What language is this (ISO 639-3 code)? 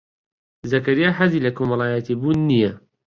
ckb